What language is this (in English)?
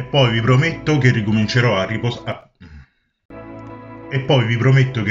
Italian